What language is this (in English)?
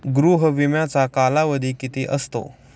Marathi